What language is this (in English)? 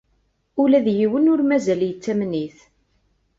Kabyle